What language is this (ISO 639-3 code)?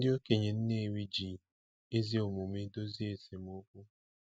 ibo